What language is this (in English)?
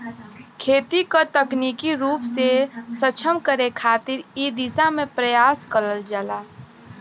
Bhojpuri